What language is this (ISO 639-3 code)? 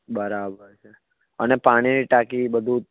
guj